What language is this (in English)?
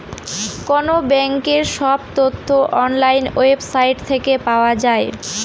Bangla